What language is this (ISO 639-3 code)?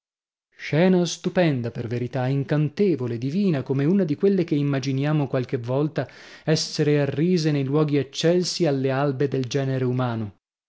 ita